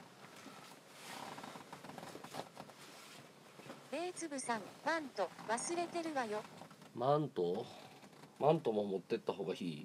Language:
Japanese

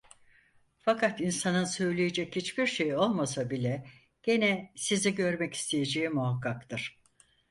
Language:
Turkish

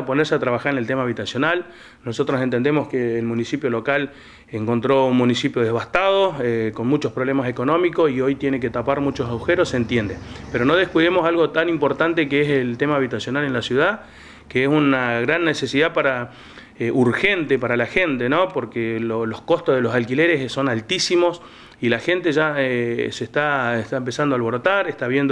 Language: Spanish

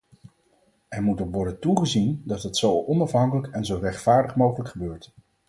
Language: Dutch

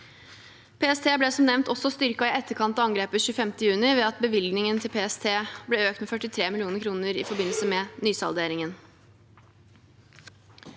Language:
Norwegian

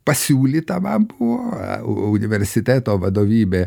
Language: Lithuanian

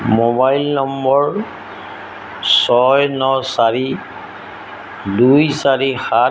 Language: Assamese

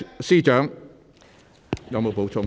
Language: Cantonese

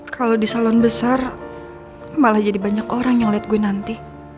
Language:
Indonesian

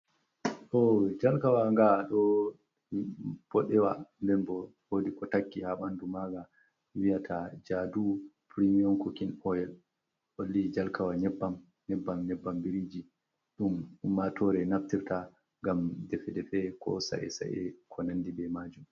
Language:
Fula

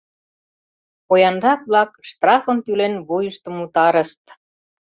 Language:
Mari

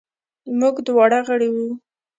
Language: Pashto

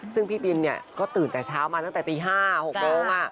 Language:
Thai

